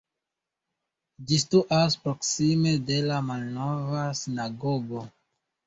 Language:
Esperanto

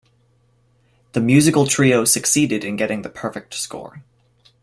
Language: English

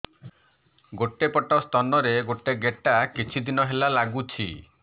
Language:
Odia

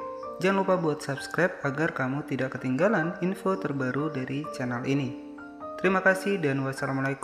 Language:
Indonesian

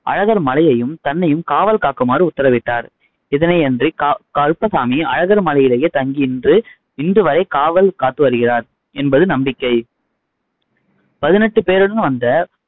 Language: Tamil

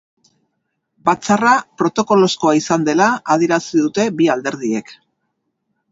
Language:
Basque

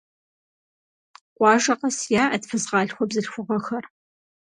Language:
Kabardian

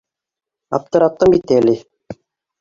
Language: Bashkir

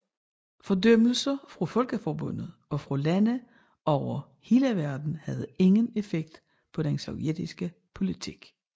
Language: Danish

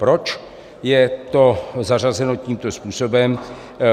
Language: Czech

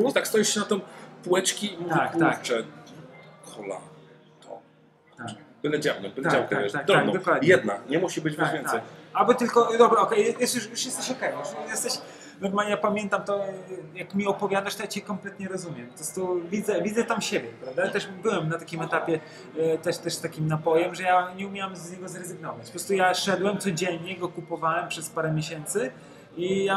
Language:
Polish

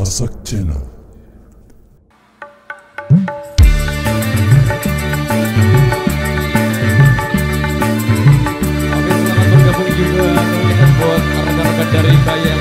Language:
Indonesian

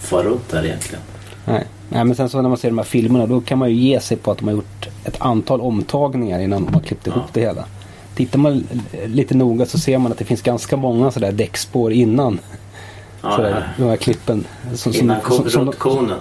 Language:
Swedish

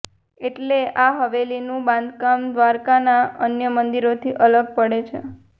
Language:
Gujarati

